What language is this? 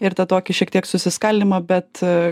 Lithuanian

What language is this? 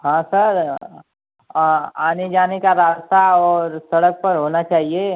Hindi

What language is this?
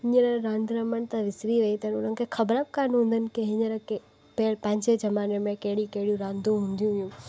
Sindhi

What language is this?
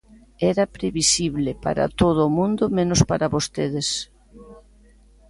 Galician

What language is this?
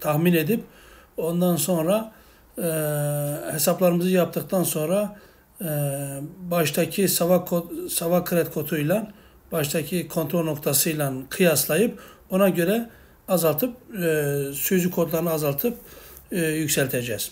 Turkish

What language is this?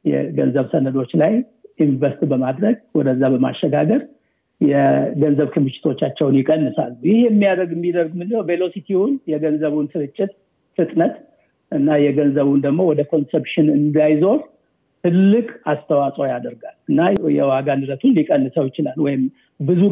Amharic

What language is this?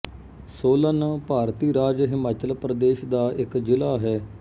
Punjabi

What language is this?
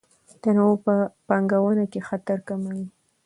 Pashto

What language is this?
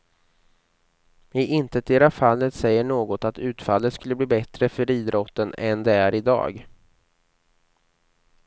Swedish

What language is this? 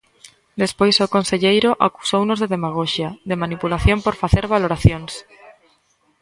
Galician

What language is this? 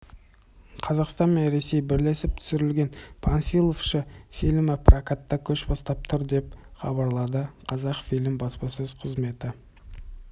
Kazakh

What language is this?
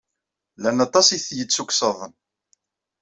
Kabyle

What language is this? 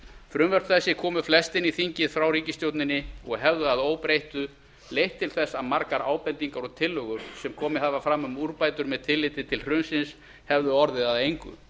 Icelandic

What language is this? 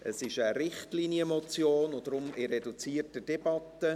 Swiss German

